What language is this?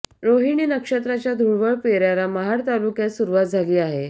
Marathi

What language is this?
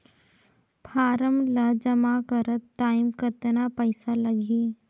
Chhattisgarhi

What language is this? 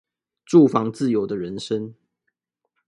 Chinese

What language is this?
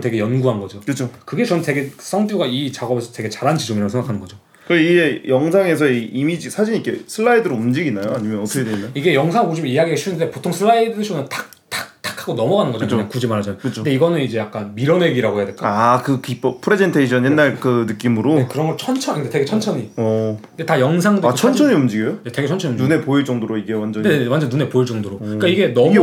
Korean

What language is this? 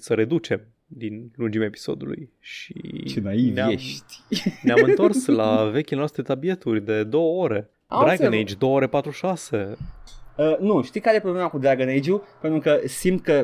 Romanian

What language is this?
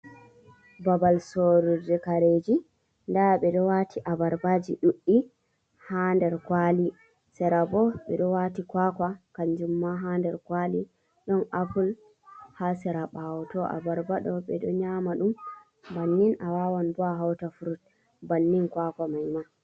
Fula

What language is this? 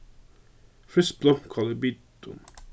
Faroese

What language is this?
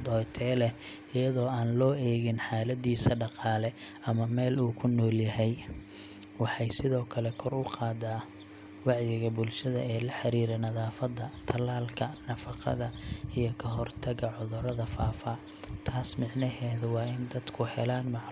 Somali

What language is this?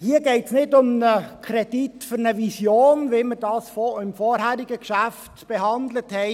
Swiss German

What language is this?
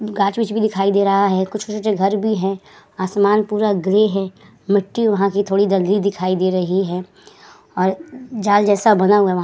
Hindi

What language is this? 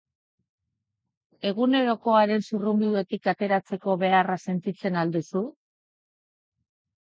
Basque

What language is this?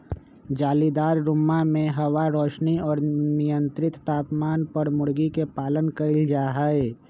Magahi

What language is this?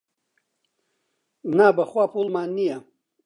Central Kurdish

